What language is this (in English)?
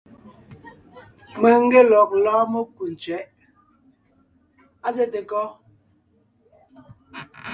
Ngiemboon